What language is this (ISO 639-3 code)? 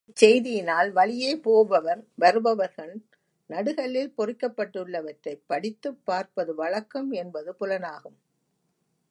tam